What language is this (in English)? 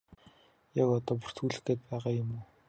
Mongolian